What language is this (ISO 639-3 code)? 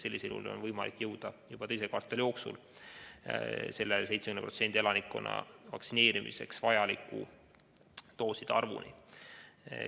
est